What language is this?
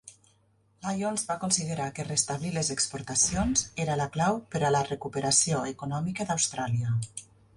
Catalan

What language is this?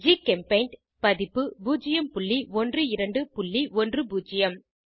Tamil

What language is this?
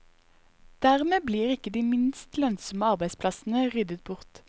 Norwegian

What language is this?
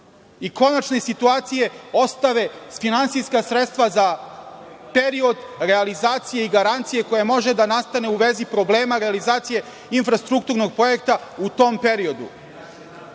Serbian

